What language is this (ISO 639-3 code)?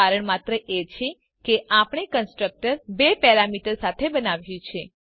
guj